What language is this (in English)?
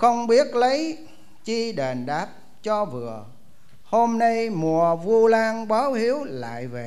Vietnamese